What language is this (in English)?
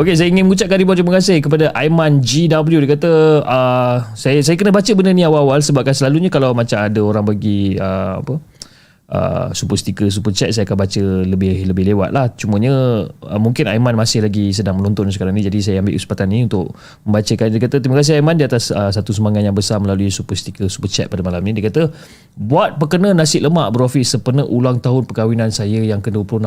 Malay